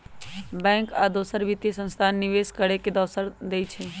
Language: Magahi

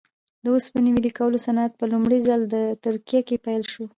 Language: Pashto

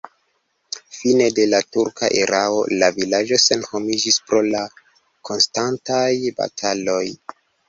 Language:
Esperanto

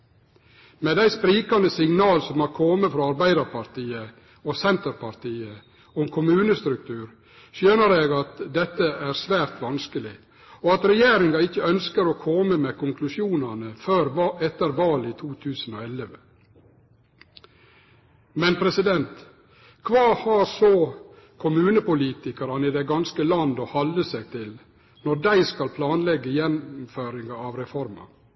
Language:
Norwegian Nynorsk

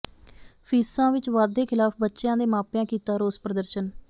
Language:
Punjabi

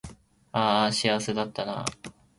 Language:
Japanese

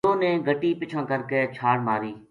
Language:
Gujari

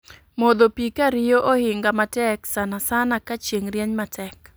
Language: Luo (Kenya and Tanzania)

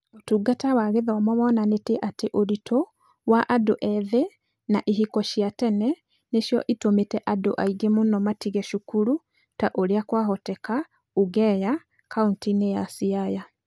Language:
Kikuyu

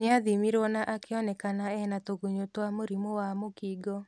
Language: Kikuyu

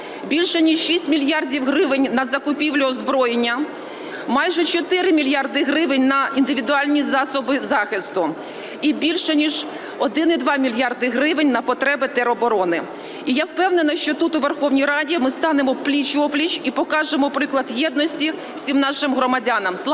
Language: Ukrainian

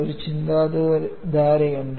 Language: Malayalam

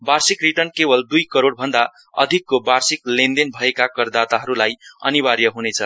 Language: Nepali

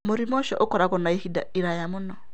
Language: Kikuyu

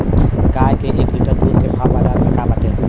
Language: Bhojpuri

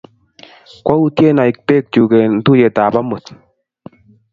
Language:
Kalenjin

